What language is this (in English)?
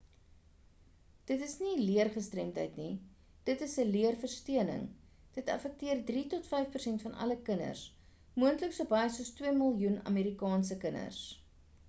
Afrikaans